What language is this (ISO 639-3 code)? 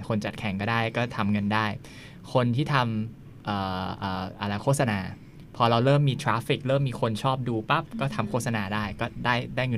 tha